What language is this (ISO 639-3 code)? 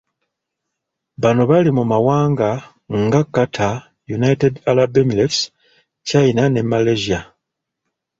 lug